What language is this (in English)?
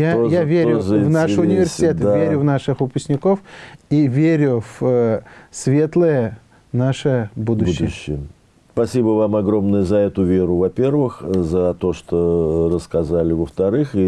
Russian